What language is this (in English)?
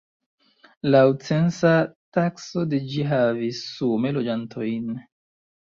Esperanto